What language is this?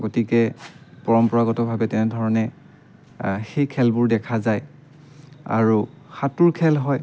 Assamese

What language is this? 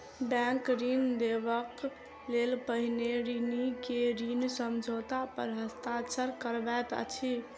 Maithili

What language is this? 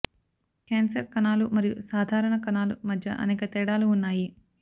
Telugu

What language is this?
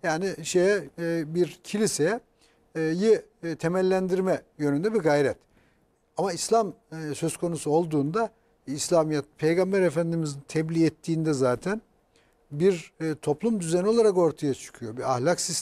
Turkish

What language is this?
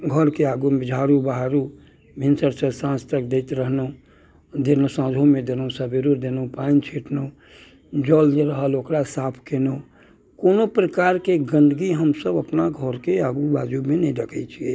Maithili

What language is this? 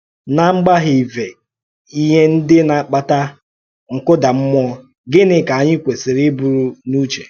Igbo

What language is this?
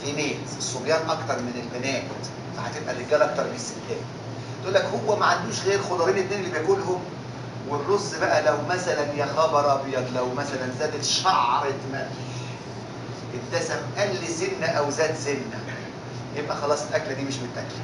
Arabic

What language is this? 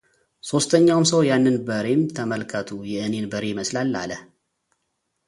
Amharic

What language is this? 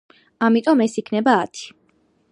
Georgian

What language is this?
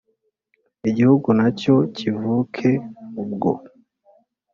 Kinyarwanda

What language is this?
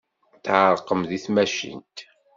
Kabyle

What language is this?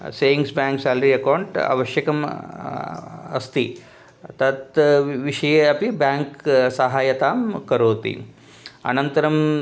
Sanskrit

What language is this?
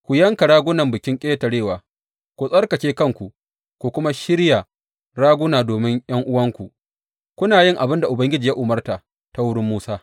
Hausa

